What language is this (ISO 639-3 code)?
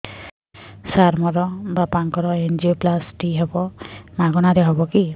ori